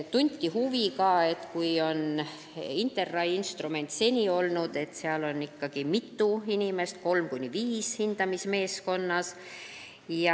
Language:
Estonian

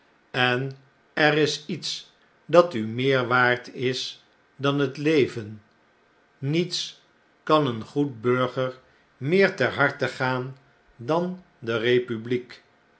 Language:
Dutch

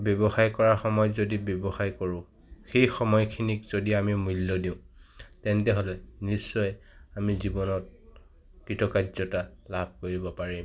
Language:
Assamese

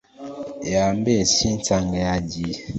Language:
Kinyarwanda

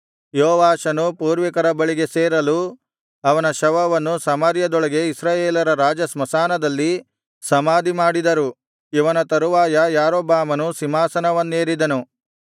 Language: Kannada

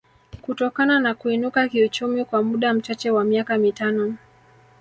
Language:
Swahili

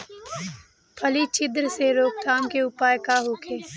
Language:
Bhojpuri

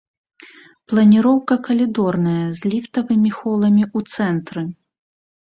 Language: Belarusian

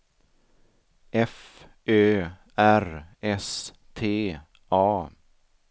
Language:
Swedish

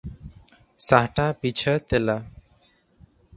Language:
Santali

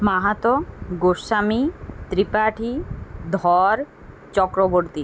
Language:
Bangla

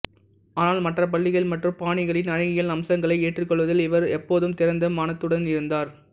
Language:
Tamil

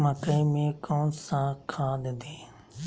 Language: Magahi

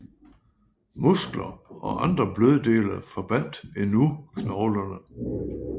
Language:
Danish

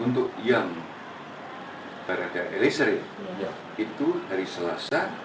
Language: Indonesian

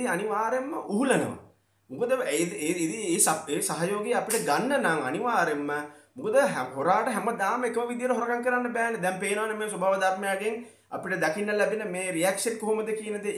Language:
Hindi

